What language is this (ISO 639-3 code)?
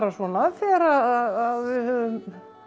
isl